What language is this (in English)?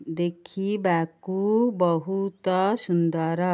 Odia